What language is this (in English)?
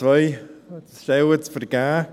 Swiss German